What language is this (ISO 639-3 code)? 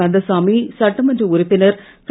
tam